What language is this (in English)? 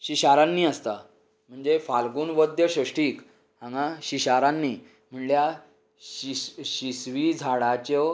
Konkani